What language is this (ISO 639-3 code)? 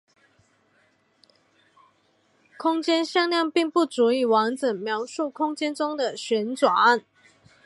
zho